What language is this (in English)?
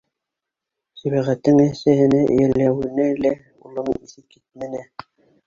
Bashkir